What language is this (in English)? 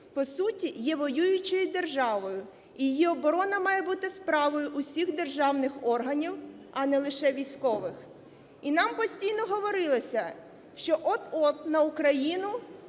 Ukrainian